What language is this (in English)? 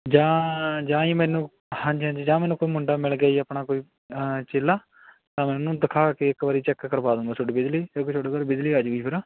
Punjabi